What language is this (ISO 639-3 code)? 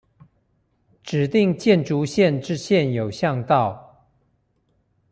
zho